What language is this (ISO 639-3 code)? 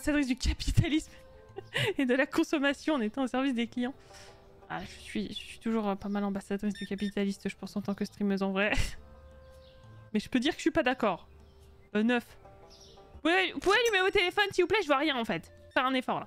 fra